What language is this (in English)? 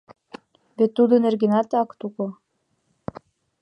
Mari